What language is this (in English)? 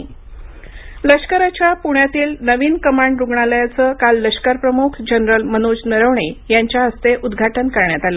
Marathi